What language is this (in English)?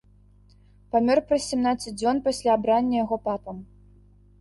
Belarusian